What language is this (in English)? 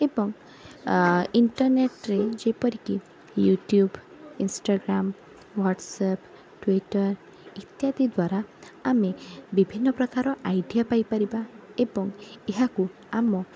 Odia